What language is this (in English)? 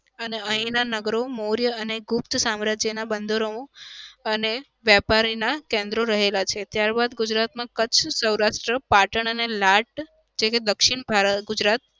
Gujarati